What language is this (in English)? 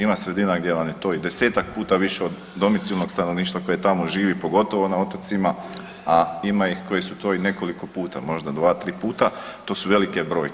Croatian